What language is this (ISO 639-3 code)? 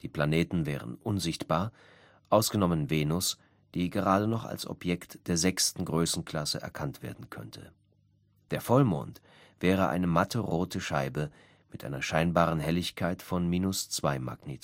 deu